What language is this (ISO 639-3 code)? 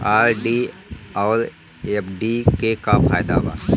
bho